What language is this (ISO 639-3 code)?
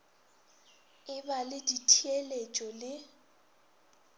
nso